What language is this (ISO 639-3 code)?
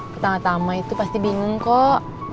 ind